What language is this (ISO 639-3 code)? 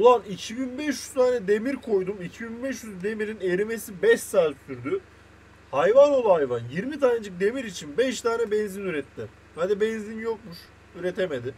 tur